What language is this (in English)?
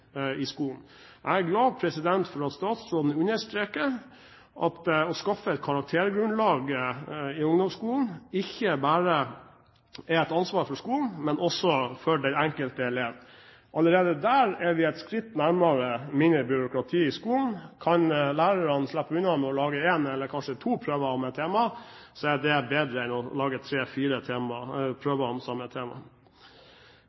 Norwegian Bokmål